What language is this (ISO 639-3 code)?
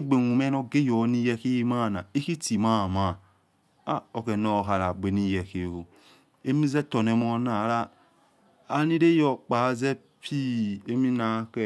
ets